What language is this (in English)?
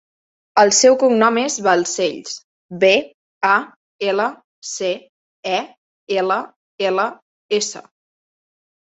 Catalan